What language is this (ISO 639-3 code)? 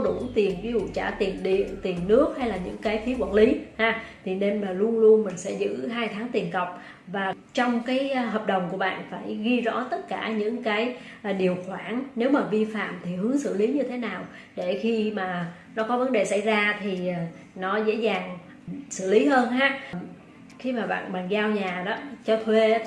vie